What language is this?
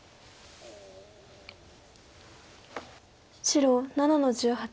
Japanese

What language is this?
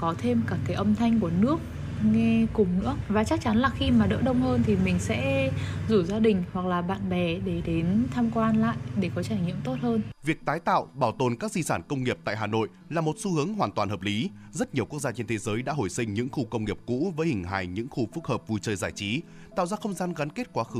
Vietnamese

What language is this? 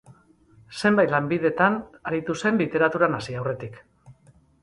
Basque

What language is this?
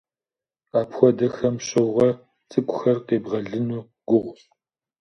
Kabardian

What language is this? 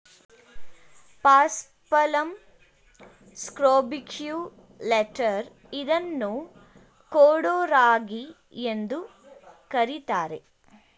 Kannada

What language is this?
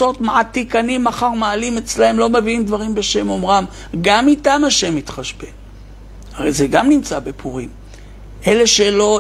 Hebrew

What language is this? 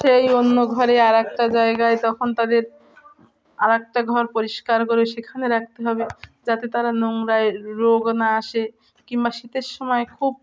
Bangla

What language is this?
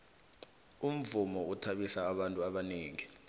South Ndebele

